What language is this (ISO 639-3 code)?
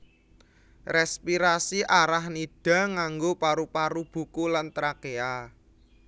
jav